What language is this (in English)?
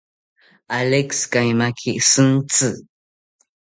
South Ucayali Ashéninka